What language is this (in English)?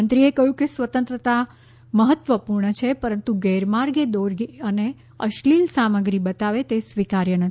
Gujarati